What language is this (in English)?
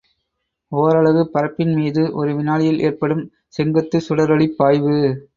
Tamil